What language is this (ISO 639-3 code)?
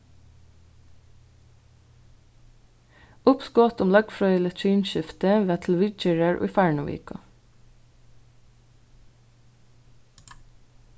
fao